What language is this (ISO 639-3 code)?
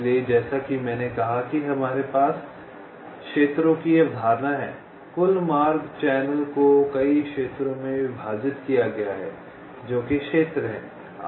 hin